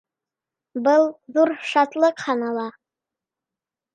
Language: Bashkir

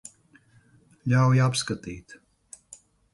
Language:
Latvian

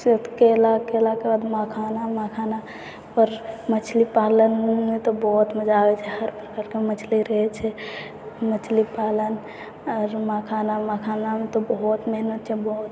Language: Maithili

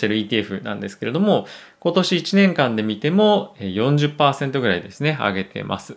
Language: Japanese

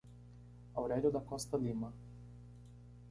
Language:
Portuguese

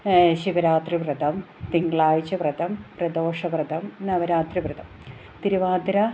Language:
Malayalam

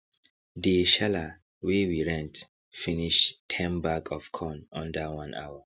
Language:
Nigerian Pidgin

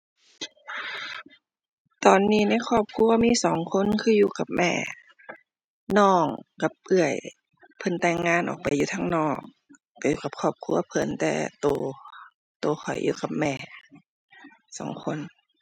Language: Thai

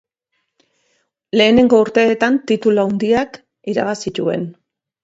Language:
Basque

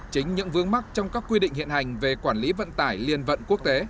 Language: Vietnamese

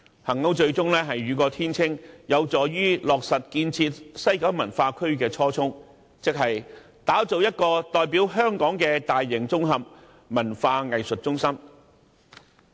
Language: Cantonese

